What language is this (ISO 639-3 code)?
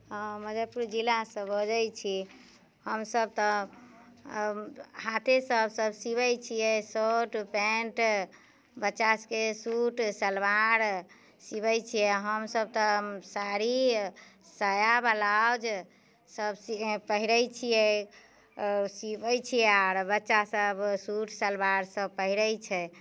mai